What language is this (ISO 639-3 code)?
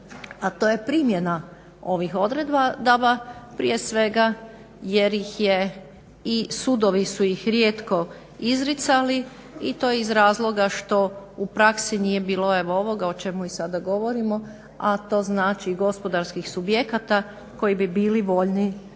hrv